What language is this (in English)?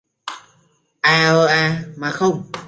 Vietnamese